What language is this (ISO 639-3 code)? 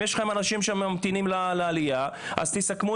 heb